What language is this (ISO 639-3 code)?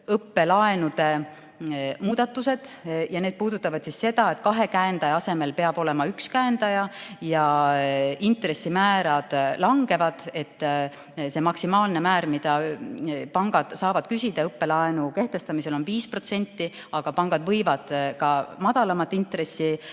est